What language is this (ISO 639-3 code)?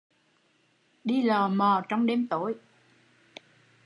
vie